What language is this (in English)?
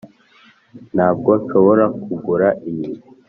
Kinyarwanda